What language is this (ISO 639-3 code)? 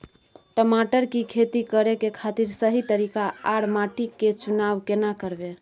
mai